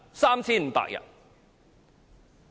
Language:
Cantonese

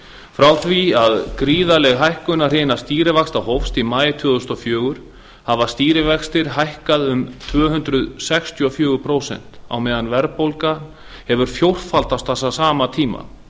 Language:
Icelandic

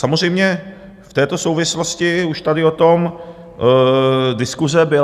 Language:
Czech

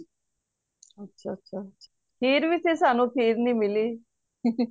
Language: Punjabi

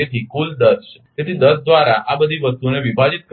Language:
Gujarati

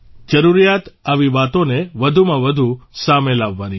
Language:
Gujarati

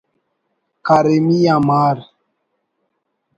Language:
Brahui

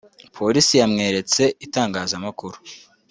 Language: Kinyarwanda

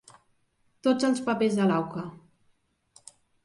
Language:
Catalan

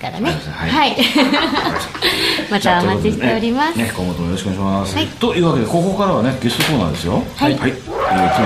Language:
Japanese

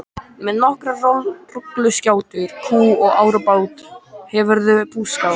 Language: Icelandic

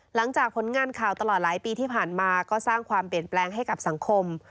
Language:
Thai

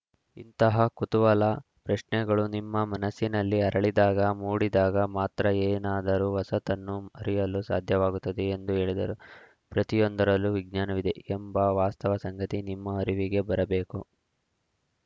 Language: Kannada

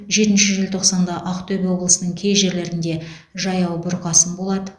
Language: Kazakh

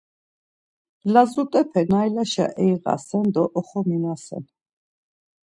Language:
Laz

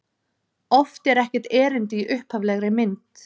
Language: Icelandic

